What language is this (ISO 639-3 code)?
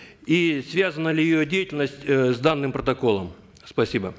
kaz